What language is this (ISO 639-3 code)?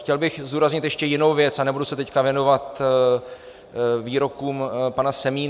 ces